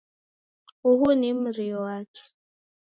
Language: Taita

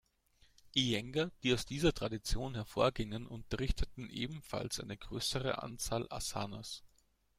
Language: German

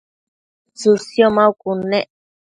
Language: Matsés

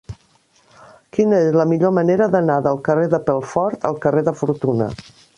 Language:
Catalan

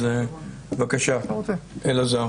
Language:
Hebrew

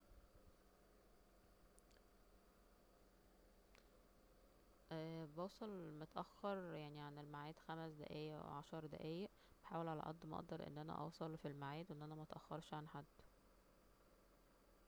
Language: Egyptian Arabic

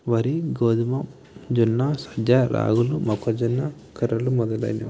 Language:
Telugu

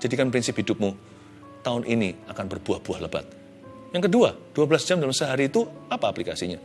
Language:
Indonesian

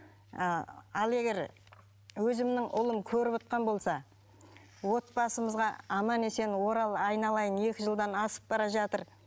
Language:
Kazakh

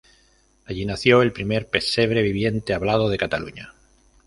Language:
Spanish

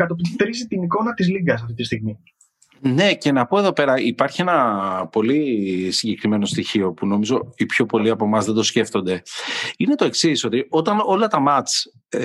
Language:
Greek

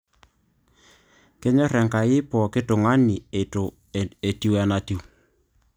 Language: Masai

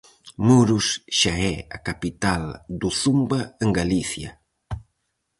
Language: Galician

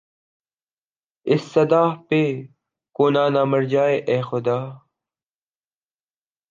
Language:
Urdu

